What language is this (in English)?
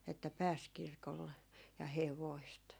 Finnish